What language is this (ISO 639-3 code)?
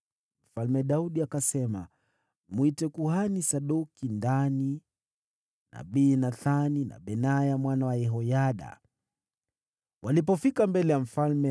swa